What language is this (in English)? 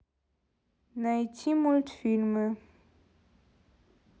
Russian